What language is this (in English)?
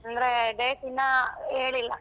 Kannada